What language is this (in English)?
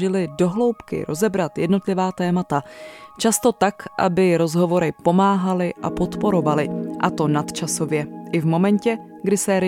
Czech